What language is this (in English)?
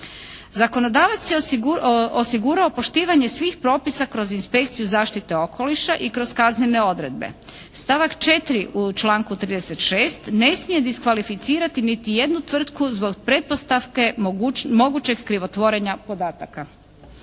Croatian